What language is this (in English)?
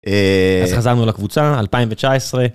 Hebrew